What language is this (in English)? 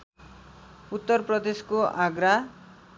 Nepali